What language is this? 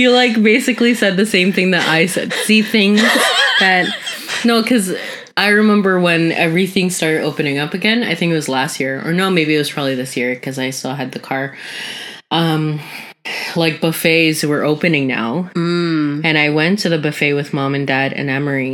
English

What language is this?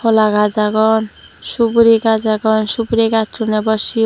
Chakma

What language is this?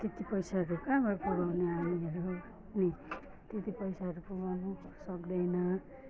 Nepali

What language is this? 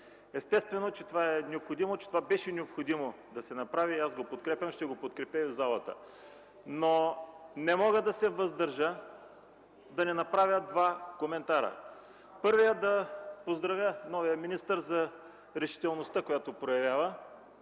Bulgarian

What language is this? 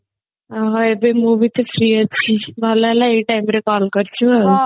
Odia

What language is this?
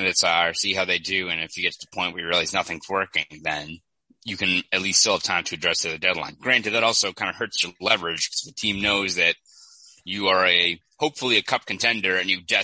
English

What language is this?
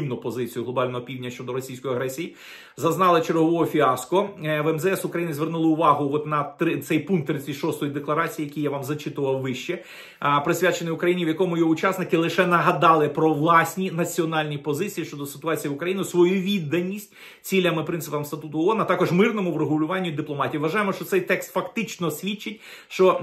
Ukrainian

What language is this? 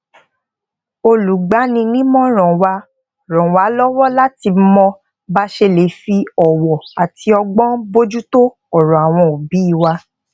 Yoruba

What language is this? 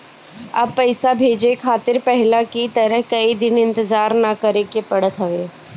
Bhojpuri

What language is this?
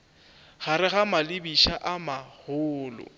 Northern Sotho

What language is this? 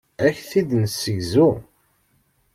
Kabyle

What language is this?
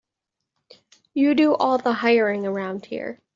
English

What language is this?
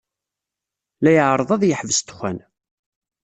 Kabyle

